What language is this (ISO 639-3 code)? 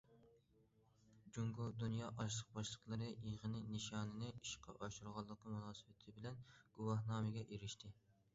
uig